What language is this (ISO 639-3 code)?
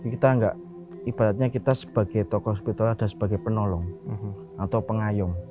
ind